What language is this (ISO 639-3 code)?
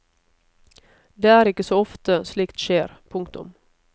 nor